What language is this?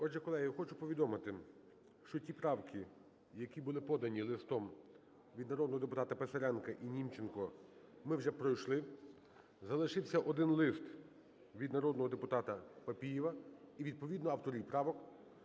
Ukrainian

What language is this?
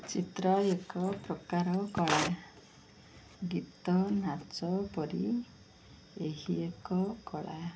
Odia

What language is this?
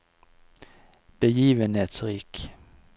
Norwegian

